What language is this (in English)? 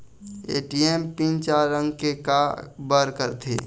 Chhattisgarhi